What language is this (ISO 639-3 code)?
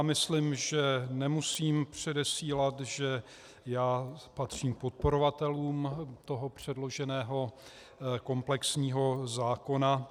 ces